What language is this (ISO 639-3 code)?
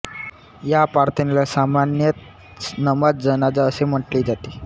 mar